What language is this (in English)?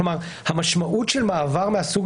Hebrew